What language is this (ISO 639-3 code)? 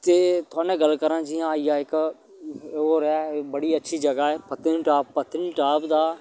doi